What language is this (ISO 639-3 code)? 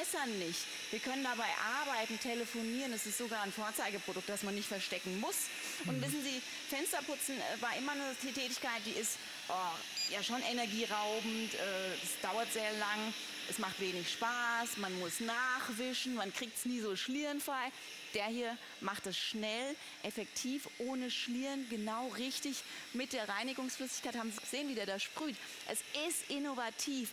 deu